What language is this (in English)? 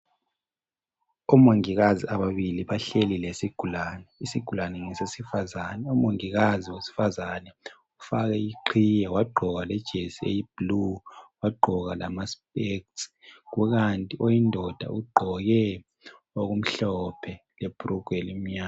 North Ndebele